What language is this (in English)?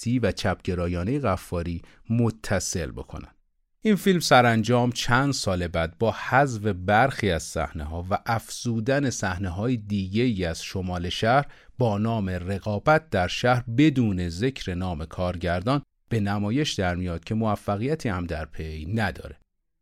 Persian